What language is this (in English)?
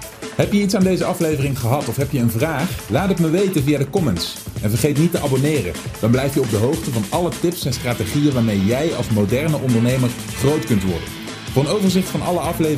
Dutch